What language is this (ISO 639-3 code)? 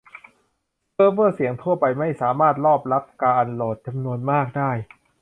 tha